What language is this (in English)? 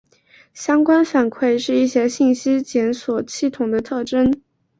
Chinese